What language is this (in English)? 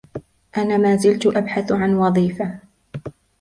Arabic